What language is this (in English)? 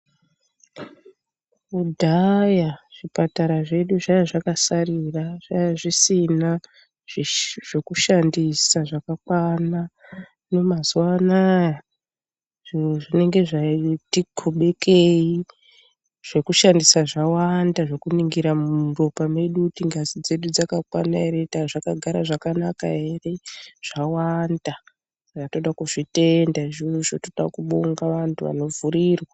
Ndau